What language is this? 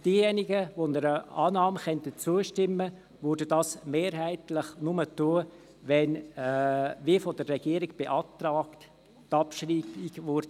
Swiss German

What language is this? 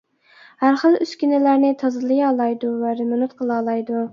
Uyghur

